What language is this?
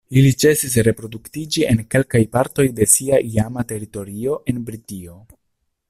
Esperanto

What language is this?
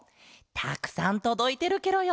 Japanese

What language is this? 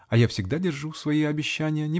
Russian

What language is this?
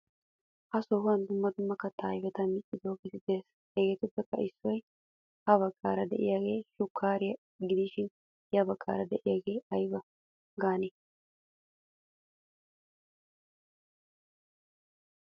Wolaytta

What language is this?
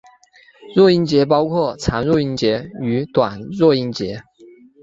Chinese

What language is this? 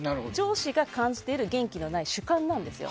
Japanese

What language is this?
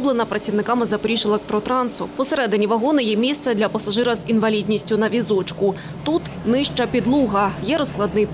Ukrainian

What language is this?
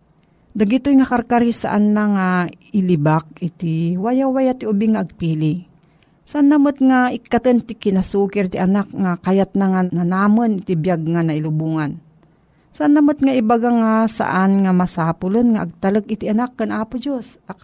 Filipino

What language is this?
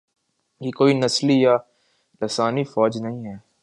Urdu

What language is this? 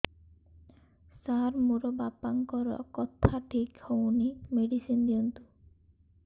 Odia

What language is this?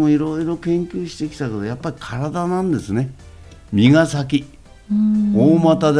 Japanese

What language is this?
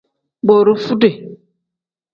Tem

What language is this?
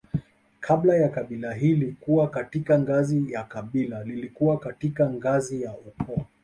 Swahili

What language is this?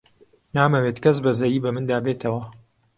Central Kurdish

